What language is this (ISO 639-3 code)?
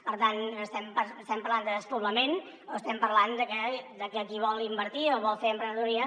cat